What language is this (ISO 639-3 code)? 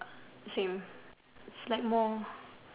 eng